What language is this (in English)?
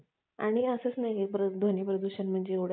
Marathi